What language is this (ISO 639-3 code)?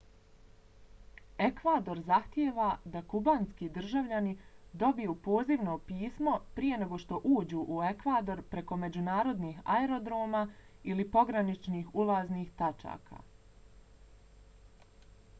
bos